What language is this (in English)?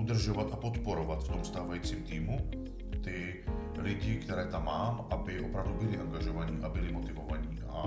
Czech